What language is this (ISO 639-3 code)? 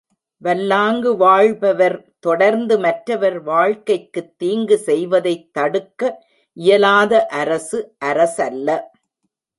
tam